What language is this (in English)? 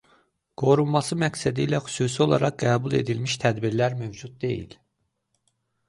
Azerbaijani